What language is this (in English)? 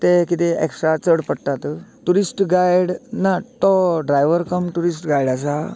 Konkani